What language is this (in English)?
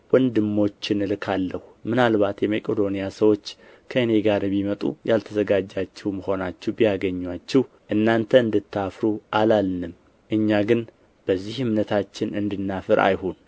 Amharic